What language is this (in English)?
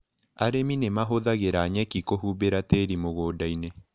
Kikuyu